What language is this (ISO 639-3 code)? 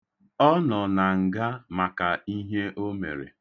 ibo